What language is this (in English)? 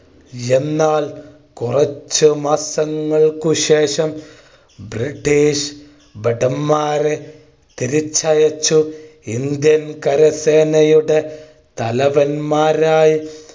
Malayalam